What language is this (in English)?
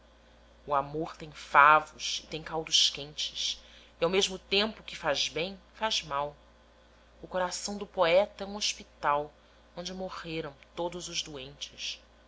Portuguese